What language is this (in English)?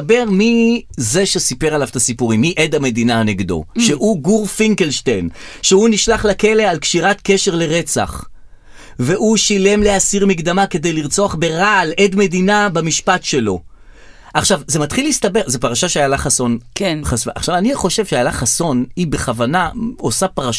Hebrew